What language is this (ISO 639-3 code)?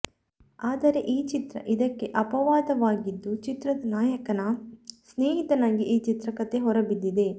kan